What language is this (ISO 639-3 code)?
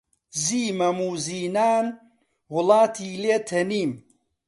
ckb